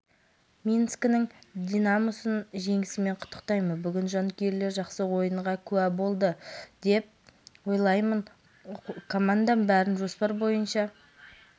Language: Kazakh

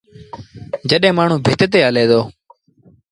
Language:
Sindhi Bhil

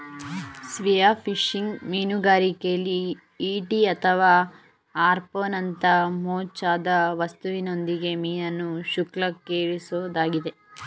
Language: Kannada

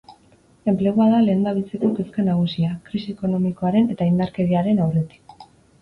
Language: Basque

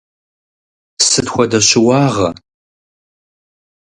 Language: Kabardian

